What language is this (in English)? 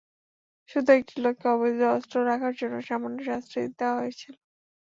Bangla